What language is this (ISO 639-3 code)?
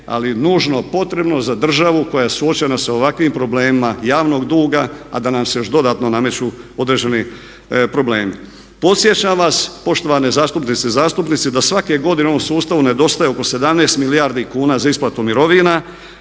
hrv